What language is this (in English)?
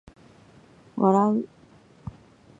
Japanese